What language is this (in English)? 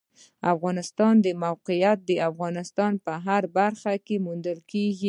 Pashto